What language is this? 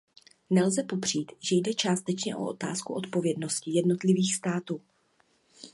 Czech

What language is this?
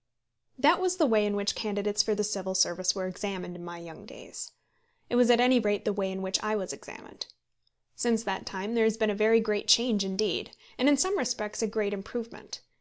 English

